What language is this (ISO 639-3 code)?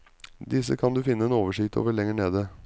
nor